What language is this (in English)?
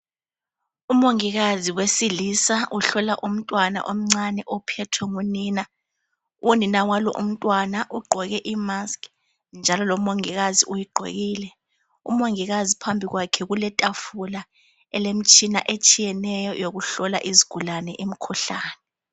North Ndebele